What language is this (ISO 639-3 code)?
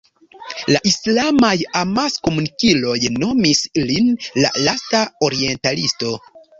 epo